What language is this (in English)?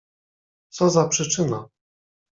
Polish